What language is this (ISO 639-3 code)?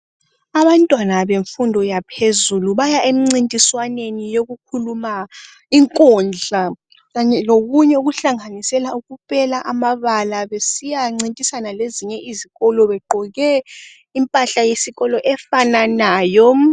nde